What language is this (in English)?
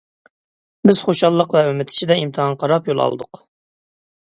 Uyghur